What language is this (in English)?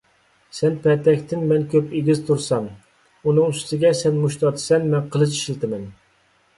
Uyghur